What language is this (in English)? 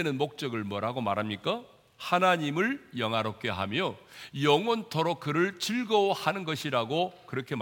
Korean